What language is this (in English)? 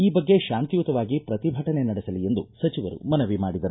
Kannada